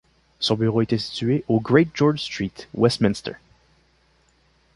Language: French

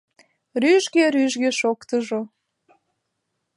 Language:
Mari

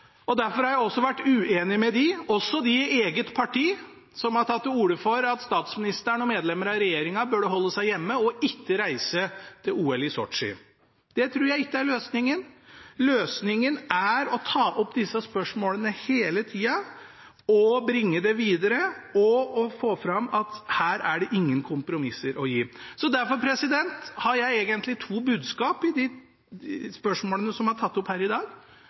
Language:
Norwegian Bokmål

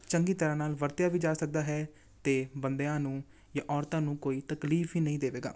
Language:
Punjabi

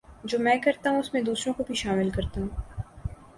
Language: Urdu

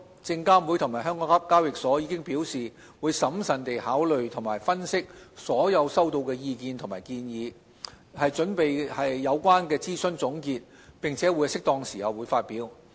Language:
Cantonese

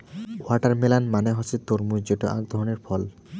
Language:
Bangla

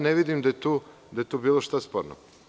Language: Serbian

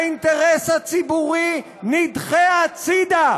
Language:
Hebrew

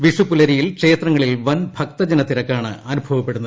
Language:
Malayalam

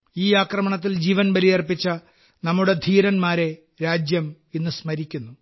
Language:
Malayalam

